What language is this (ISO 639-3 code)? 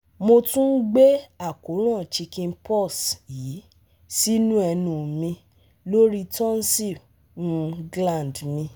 yor